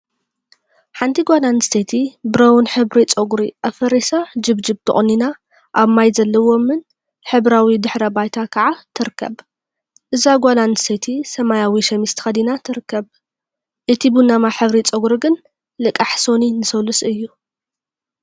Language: Tigrinya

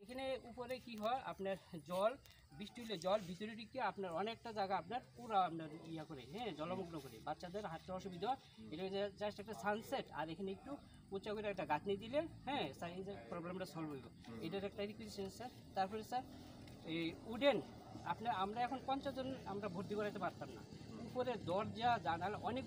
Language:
English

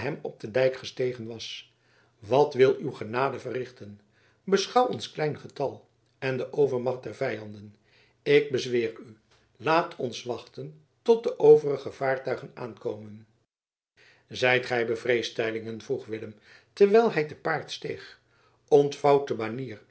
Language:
Dutch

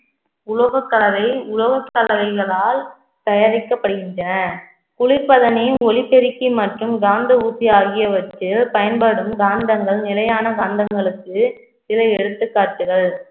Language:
Tamil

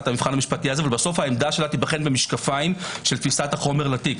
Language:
Hebrew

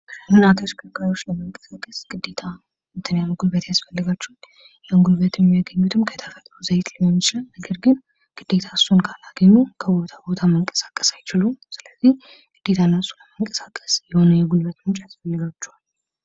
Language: Amharic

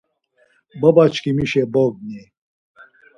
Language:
Laz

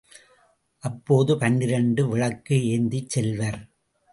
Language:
Tamil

